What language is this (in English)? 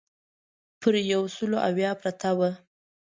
Pashto